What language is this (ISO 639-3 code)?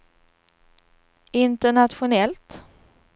swe